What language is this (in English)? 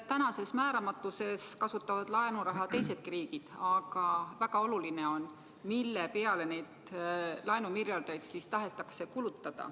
Estonian